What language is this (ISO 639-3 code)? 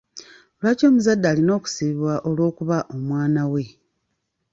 lug